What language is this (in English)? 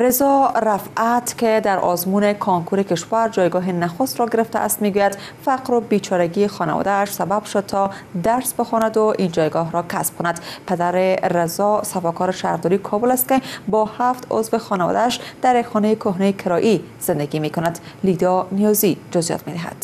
Persian